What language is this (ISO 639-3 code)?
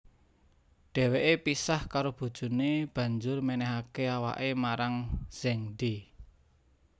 jav